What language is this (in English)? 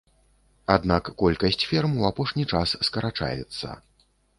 Belarusian